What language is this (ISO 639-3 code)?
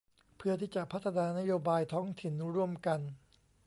tha